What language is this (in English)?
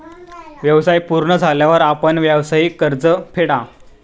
Marathi